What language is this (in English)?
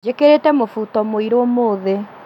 Kikuyu